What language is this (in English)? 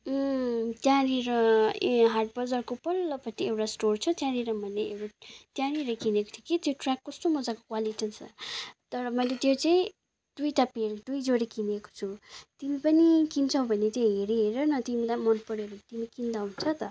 Nepali